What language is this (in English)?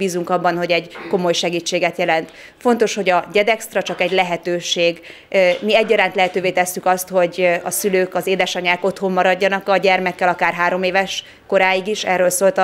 Hungarian